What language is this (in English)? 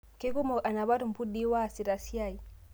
Masai